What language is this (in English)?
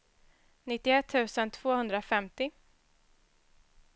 Swedish